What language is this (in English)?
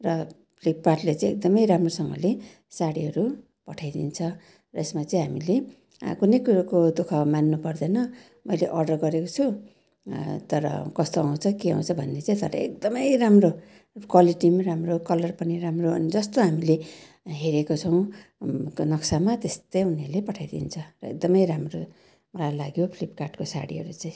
Nepali